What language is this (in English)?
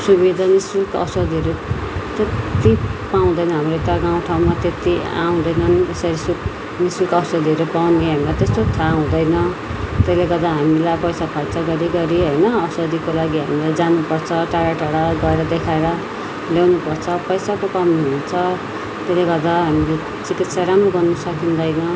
Nepali